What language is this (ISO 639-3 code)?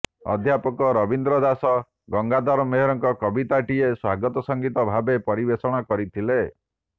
ori